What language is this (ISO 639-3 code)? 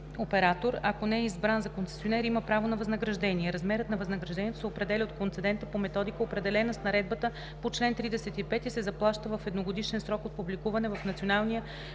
bul